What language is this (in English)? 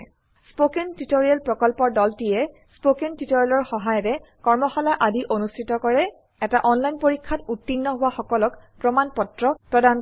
Assamese